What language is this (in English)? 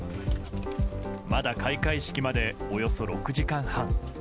Japanese